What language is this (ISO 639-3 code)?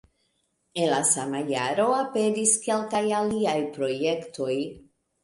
epo